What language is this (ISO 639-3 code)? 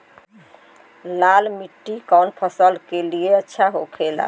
bho